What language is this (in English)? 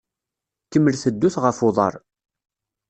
Kabyle